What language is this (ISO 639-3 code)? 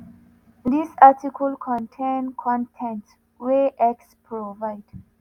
pcm